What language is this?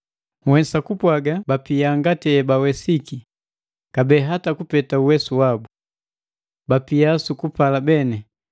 Matengo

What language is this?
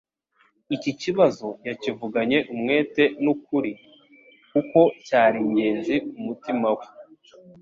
Kinyarwanda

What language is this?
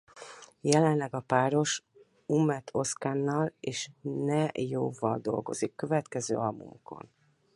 Hungarian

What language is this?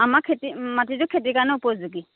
Assamese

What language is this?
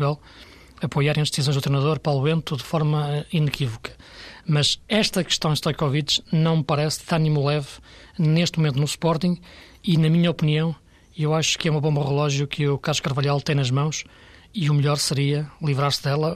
Portuguese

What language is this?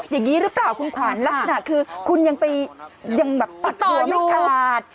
Thai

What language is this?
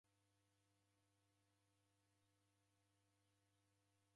Taita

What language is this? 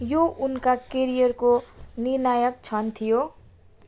Nepali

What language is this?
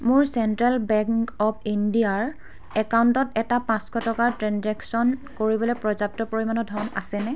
Assamese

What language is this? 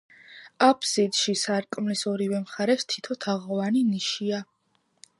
Georgian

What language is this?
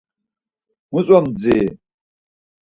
Laz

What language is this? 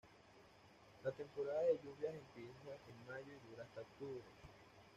Spanish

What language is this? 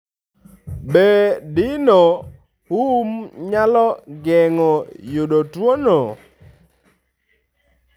Luo (Kenya and Tanzania)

